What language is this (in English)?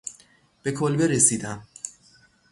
Persian